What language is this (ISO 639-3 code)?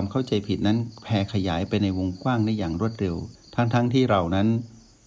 tha